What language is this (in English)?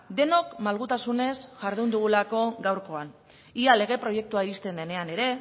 Basque